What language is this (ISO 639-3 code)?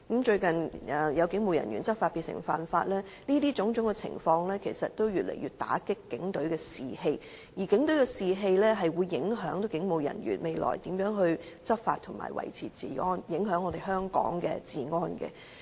yue